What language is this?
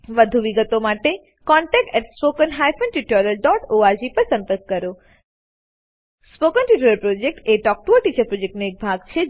Gujarati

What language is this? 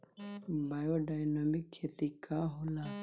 Bhojpuri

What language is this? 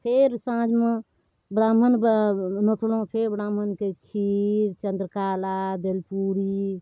Maithili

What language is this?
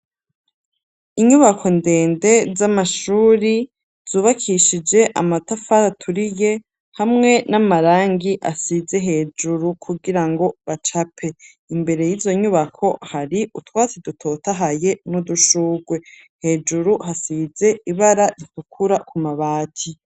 Rundi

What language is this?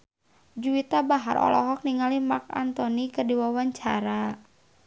Sundanese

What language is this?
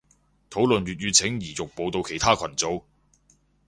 Cantonese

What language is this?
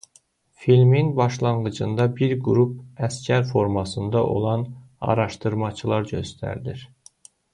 Azerbaijani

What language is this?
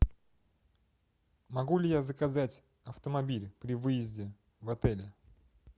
Russian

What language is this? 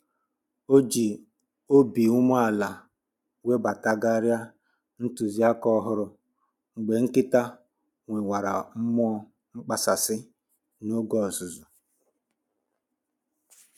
Igbo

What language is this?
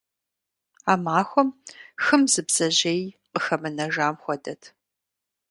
Kabardian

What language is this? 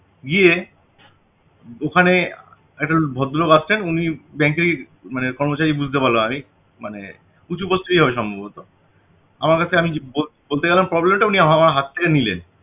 Bangla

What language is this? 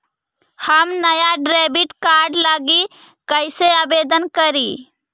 Magahi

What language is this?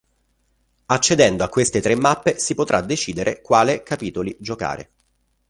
Italian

